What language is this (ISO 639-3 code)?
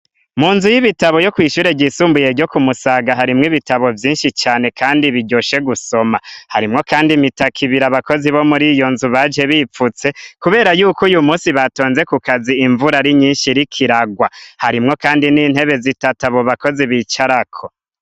run